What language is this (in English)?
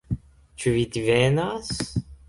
Esperanto